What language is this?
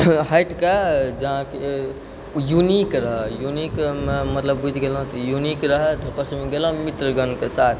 Maithili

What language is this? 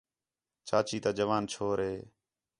Khetrani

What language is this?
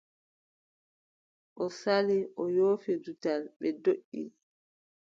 Adamawa Fulfulde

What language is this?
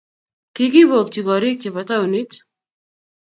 Kalenjin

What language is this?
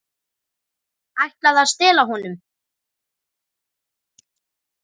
Icelandic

